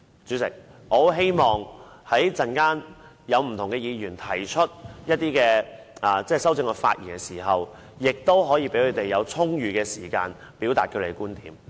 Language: Cantonese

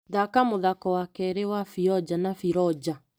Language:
Kikuyu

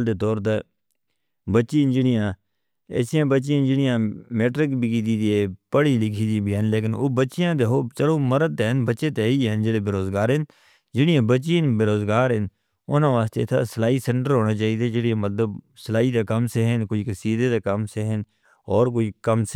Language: Northern Hindko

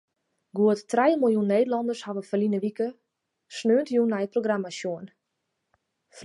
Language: Western Frisian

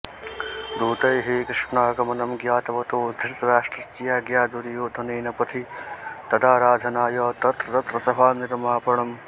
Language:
Sanskrit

